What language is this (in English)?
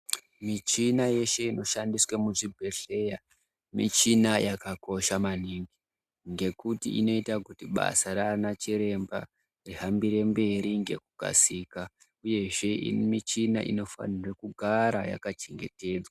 Ndau